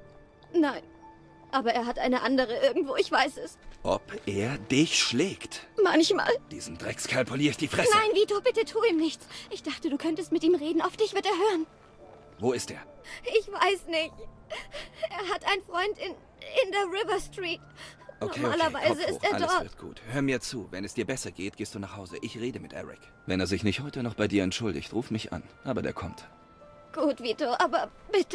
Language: German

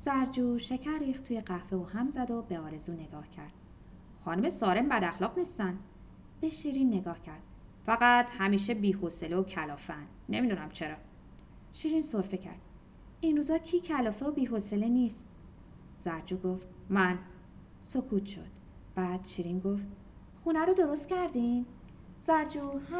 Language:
Persian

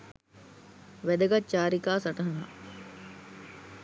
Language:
Sinhala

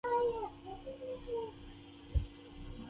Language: Pashto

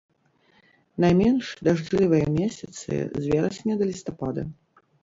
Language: Belarusian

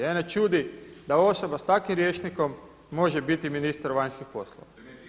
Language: Croatian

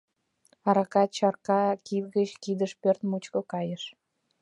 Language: Mari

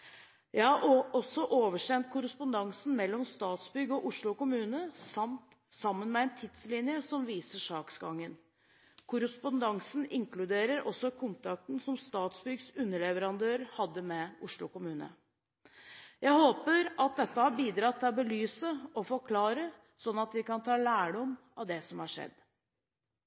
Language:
Norwegian Bokmål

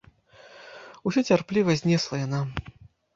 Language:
Belarusian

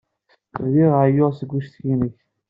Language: Kabyle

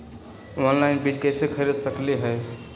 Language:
Magahi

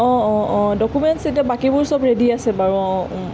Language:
Assamese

